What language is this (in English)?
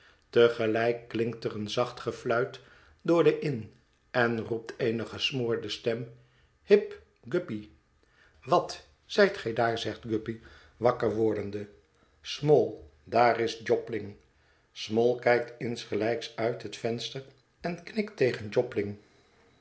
Dutch